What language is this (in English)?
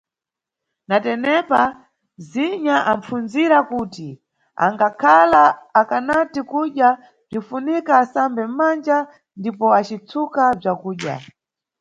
Nyungwe